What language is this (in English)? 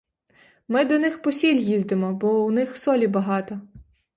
Ukrainian